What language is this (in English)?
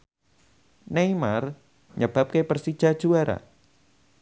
Javanese